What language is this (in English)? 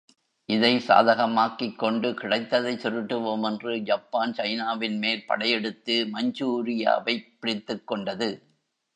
Tamil